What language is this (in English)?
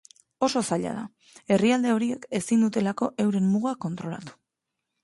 Basque